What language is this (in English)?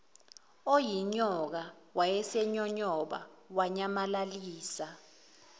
Zulu